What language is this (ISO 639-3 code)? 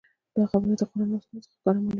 pus